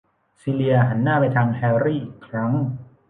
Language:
Thai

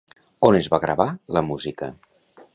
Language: Catalan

